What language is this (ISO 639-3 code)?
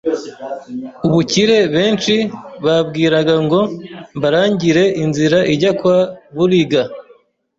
kin